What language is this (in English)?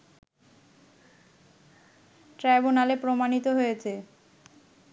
Bangla